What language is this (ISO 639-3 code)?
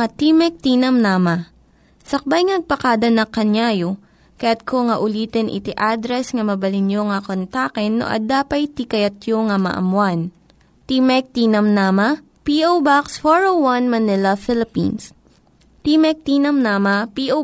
fil